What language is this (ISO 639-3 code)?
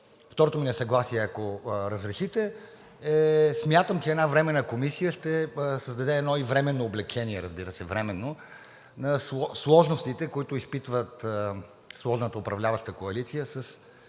bul